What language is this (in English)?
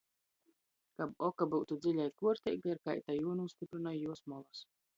Latgalian